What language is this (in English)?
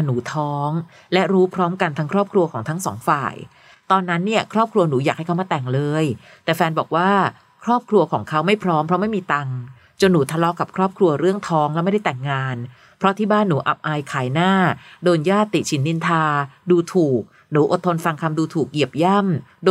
Thai